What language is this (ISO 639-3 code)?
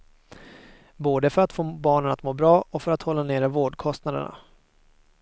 swe